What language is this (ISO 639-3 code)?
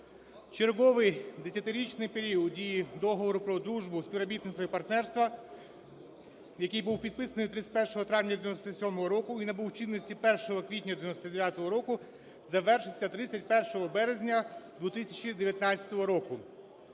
ukr